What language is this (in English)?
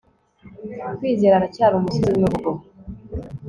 Kinyarwanda